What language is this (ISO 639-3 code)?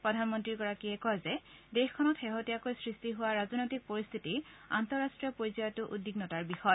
asm